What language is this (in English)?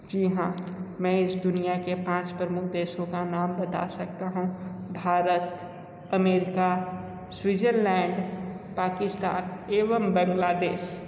Hindi